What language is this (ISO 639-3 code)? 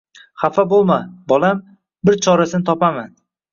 uzb